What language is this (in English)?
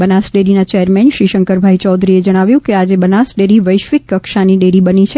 Gujarati